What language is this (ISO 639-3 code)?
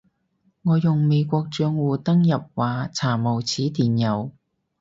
yue